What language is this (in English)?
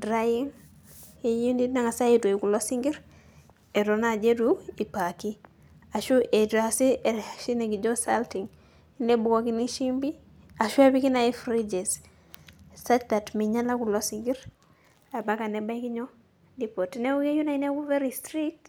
Masai